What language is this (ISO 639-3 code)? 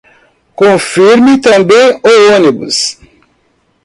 por